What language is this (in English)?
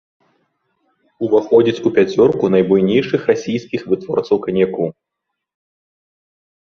Belarusian